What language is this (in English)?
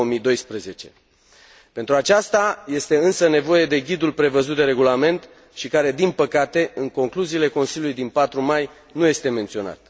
Romanian